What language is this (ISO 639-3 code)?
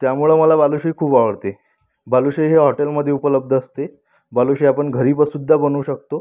mar